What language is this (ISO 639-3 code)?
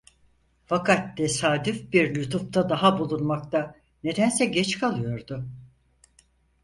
tur